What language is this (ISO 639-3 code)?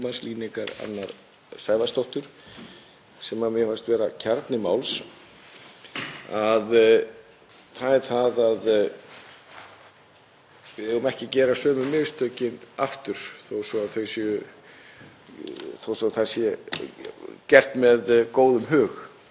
isl